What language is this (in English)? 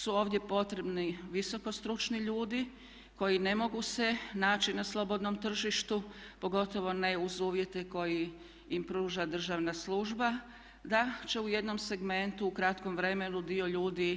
Croatian